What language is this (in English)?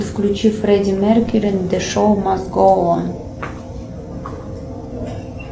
Russian